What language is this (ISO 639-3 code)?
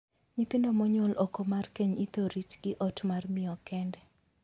luo